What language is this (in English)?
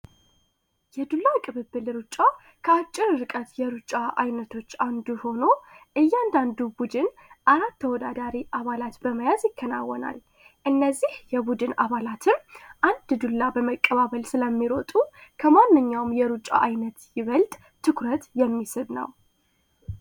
Amharic